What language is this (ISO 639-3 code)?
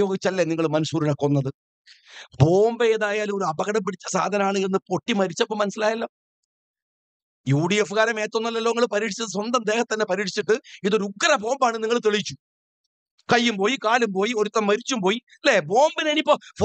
mal